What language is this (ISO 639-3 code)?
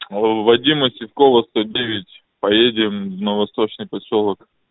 rus